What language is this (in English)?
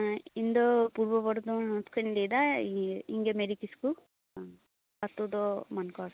Santali